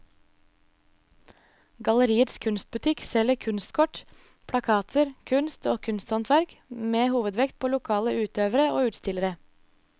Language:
Norwegian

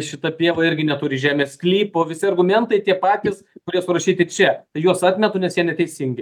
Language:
Lithuanian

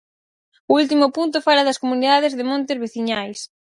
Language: Galician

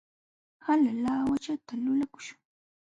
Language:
Jauja Wanca Quechua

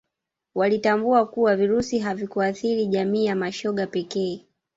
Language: Swahili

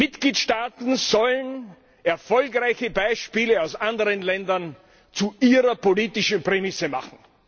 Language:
German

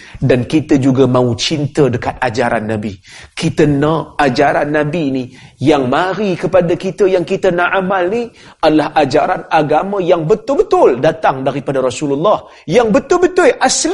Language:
Malay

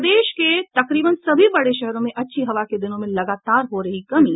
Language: Hindi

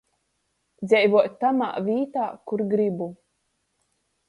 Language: Latgalian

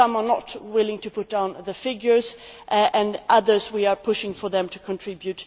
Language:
English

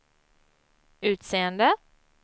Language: Swedish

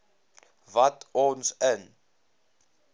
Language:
Afrikaans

